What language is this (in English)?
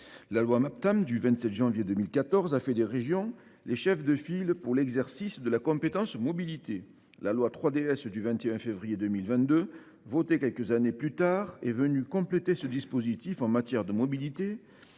French